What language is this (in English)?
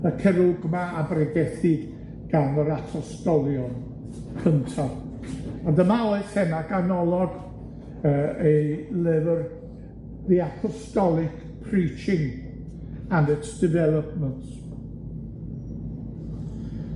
Welsh